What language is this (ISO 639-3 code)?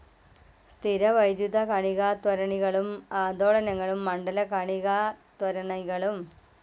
mal